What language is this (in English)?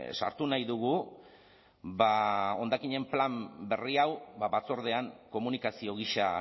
Basque